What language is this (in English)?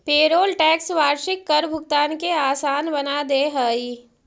Magahi